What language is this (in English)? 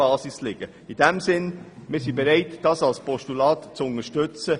Swiss German